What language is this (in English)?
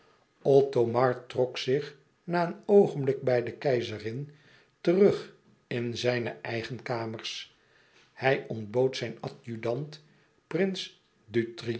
Dutch